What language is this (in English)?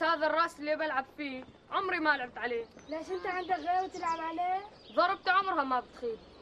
Arabic